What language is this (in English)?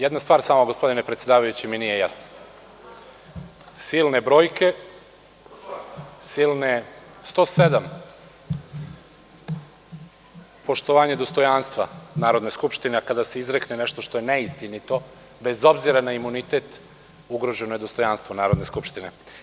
Serbian